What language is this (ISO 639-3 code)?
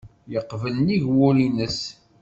kab